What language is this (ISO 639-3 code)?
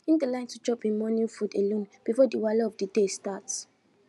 pcm